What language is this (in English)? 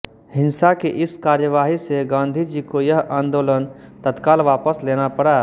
Hindi